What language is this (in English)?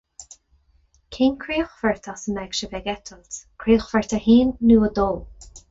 Irish